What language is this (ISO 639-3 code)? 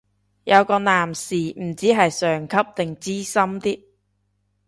yue